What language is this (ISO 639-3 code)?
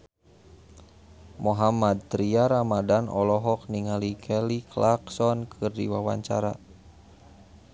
sun